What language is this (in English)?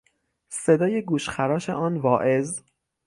Persian